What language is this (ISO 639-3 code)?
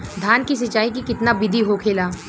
bho